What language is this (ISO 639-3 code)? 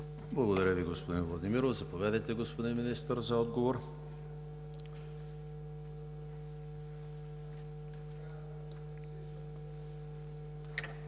bul